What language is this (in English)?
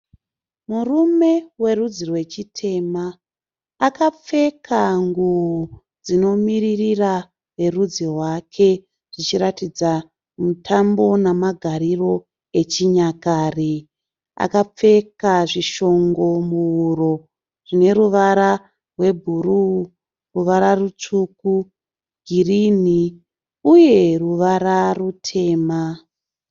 Shona